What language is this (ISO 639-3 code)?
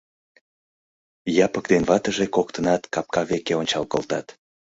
chm